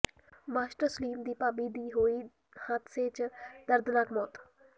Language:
Punjabi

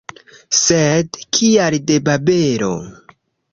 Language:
Esperanto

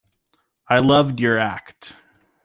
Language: English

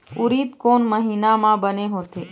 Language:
Chhattisgarhi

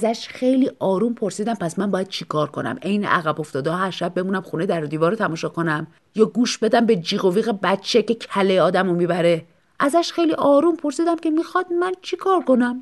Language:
Persian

